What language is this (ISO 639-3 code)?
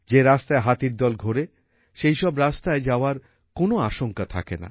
ben